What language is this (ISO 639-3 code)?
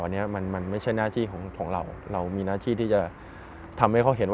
tha